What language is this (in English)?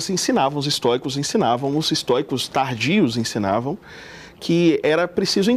Portuguese